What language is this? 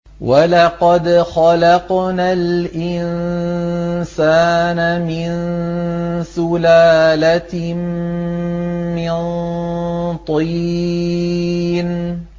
Arabic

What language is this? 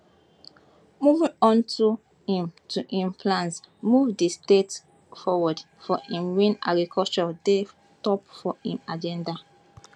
Nigerian Pidgin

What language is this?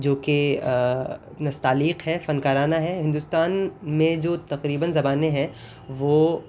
Urdu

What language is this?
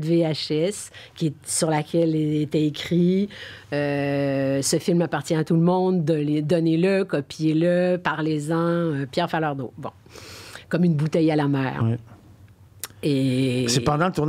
French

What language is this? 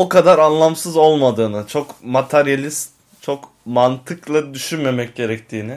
Turkish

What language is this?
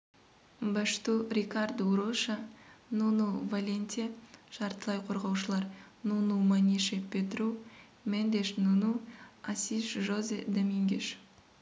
Kazakh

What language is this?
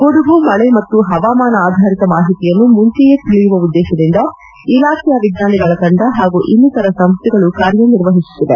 Kannada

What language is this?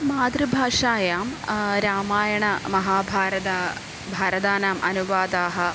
Sanskrit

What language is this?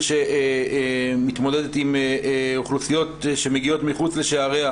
Hebrew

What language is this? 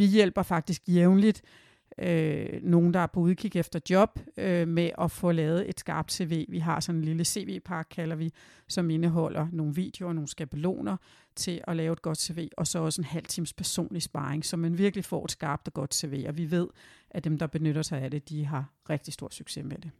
Danish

